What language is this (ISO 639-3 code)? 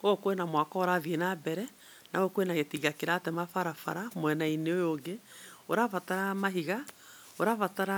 kik